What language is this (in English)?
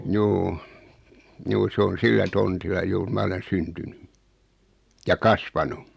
Finnish